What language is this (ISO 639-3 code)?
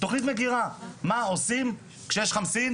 heb